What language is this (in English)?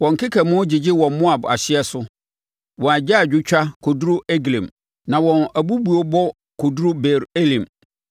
Akan